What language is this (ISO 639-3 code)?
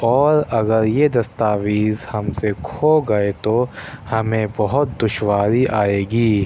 urd